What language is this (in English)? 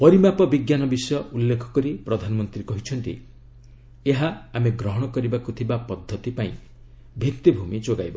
Odia